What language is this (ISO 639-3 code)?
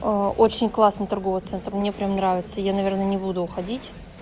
rus